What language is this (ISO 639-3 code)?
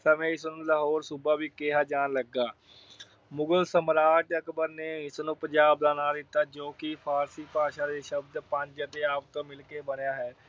pan